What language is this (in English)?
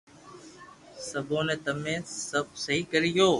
Loarki